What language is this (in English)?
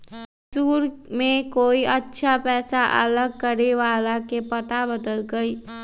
Magahi